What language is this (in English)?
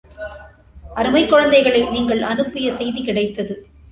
Tamil